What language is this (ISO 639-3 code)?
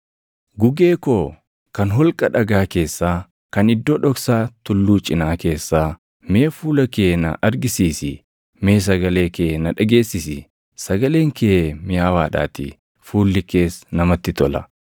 orm